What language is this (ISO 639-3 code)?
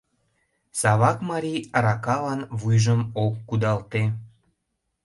chm